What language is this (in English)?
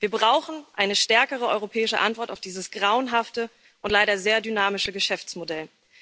German